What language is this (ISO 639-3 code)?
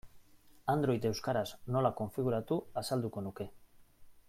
eus